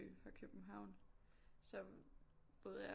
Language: Danish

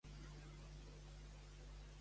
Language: Catalan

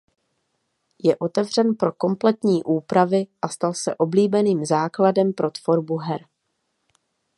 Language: Czech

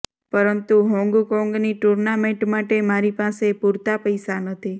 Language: Gujarati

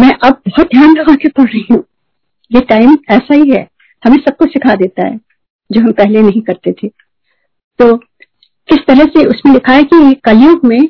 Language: Hindi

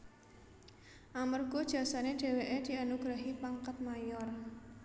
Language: Javanese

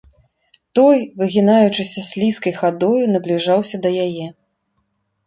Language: Belarusian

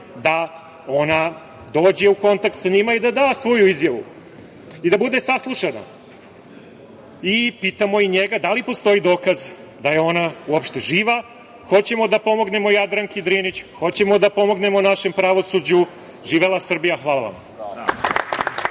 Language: Serbian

